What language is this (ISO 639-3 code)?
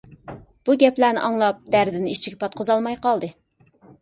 uig